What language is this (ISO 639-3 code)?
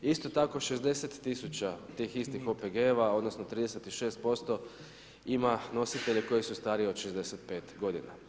hrv